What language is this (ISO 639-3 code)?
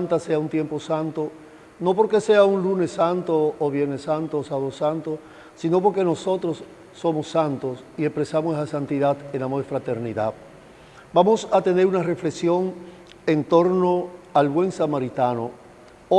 spa